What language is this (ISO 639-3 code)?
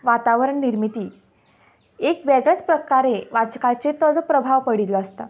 kok